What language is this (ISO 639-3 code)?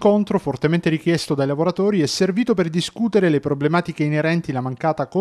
ita